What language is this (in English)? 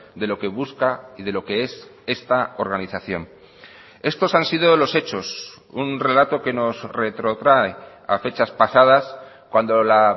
Spanish